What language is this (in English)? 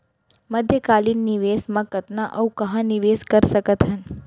Chhattisgarhi